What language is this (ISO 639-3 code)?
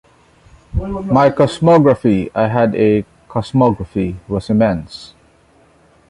eng